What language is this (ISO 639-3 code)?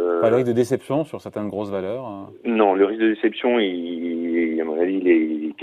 fra